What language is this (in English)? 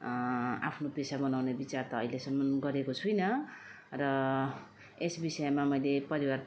Nepali